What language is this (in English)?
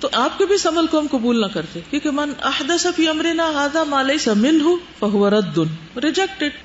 Urdu